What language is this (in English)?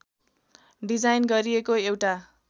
Nepali